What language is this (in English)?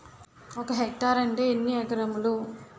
Telugu